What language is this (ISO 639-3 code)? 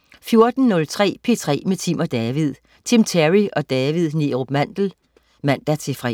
dan